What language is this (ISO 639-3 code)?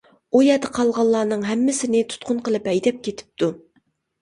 uig